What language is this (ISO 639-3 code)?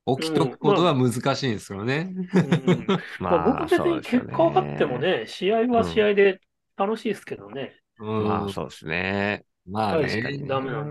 jpn